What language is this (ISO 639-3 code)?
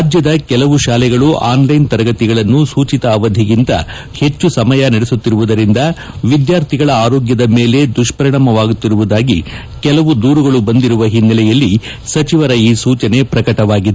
kan